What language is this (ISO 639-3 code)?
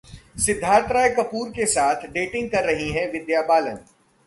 hin